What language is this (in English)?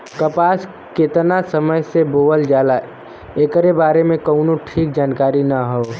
Bhojpuri